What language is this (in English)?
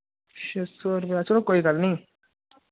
Dogri